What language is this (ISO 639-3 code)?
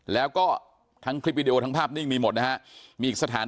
tha